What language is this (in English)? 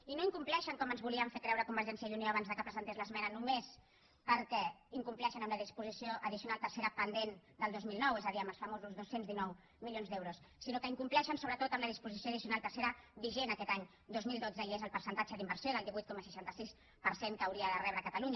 Catalan